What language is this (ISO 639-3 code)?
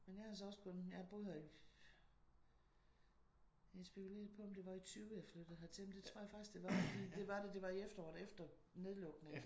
dan